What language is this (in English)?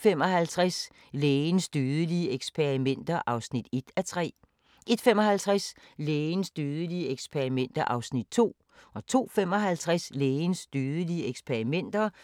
Danish